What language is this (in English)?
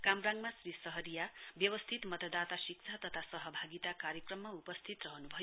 Nepali